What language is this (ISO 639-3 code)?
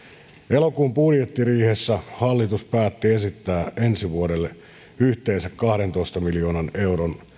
fin